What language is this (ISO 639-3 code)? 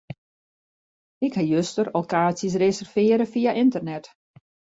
fry